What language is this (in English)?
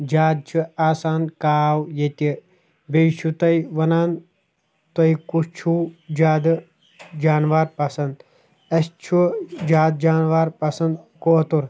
Kashmiri